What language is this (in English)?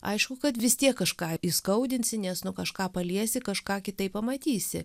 Lithuanian